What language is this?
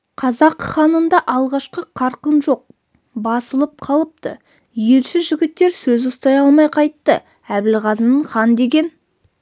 Kazakh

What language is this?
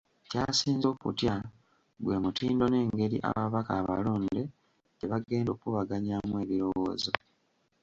Ganda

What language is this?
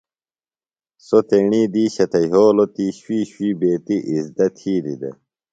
Phalura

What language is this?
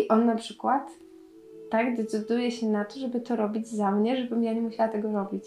Polish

